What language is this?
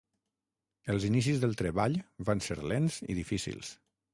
Catalan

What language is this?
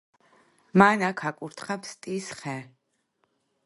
Georgian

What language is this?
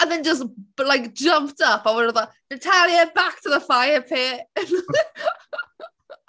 Welsh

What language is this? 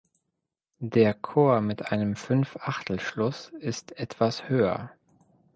German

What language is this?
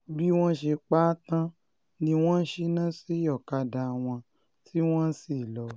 Yoruba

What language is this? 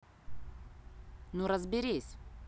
Russian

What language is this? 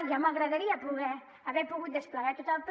Catalan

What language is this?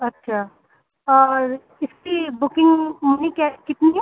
Urdu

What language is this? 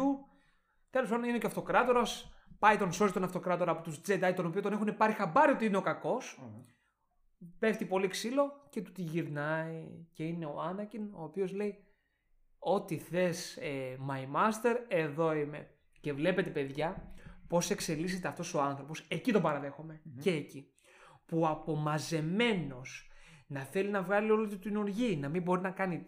Greek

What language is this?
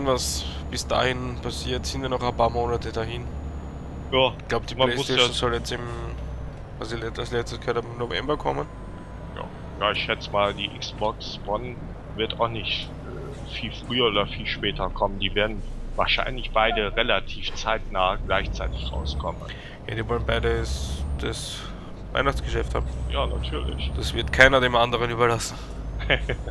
German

